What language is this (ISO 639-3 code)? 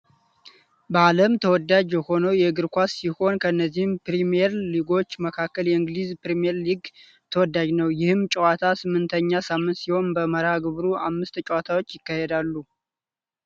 amh